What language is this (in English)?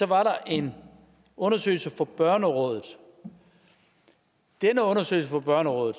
Danish